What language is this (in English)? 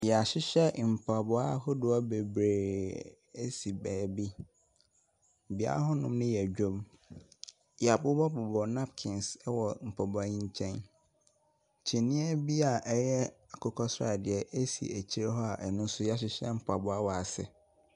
Akan